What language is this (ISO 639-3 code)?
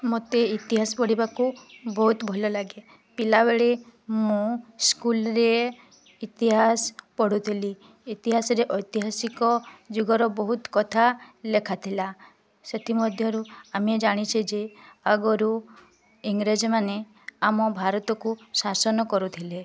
ori